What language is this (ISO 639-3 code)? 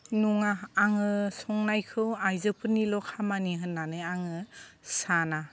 brx